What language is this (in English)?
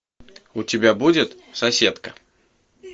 Russian